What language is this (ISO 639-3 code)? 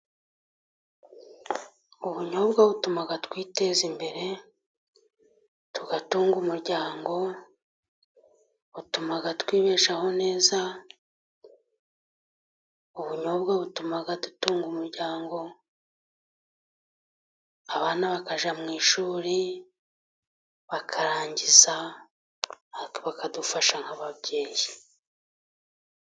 kin